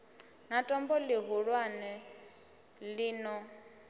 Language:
Venda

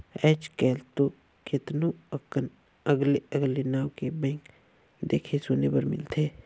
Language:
Chhattisgarhi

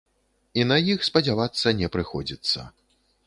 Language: Belarusian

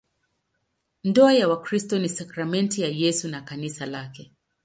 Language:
Swahili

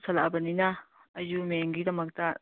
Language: Manipuri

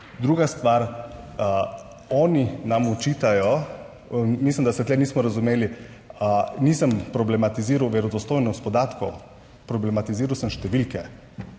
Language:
Slovenian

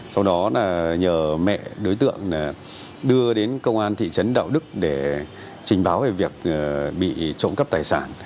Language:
Vietnamese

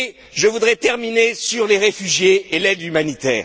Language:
French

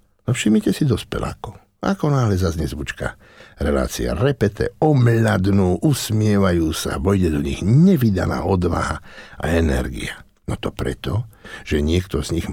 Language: Slovak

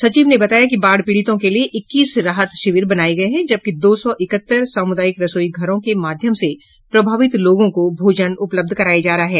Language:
Hindi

